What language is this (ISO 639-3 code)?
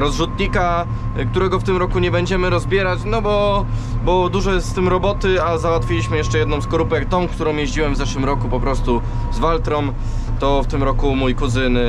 pol